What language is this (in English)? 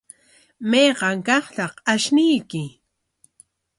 Corongo Ancash Quechua